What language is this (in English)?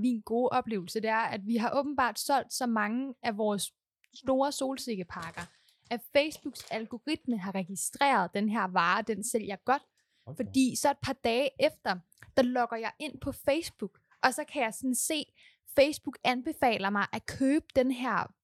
Danish